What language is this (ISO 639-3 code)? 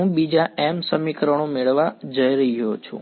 guj